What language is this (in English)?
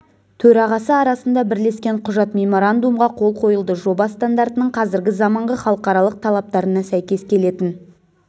Kazakh